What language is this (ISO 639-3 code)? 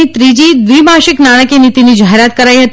guj